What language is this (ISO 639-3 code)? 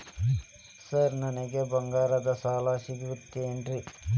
kan